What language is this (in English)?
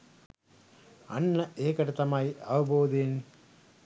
Sinhala